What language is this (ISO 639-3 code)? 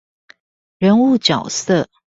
zho